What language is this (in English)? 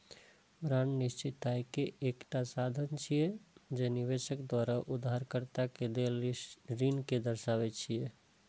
Maithili